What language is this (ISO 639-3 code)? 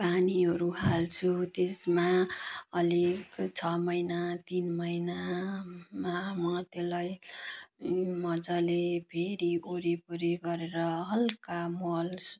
nep